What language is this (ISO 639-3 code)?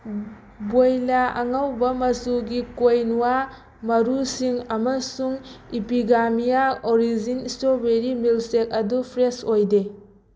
mni